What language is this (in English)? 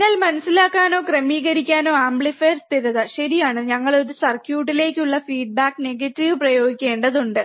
Malayalam